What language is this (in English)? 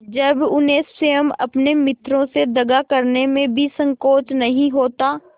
Hindi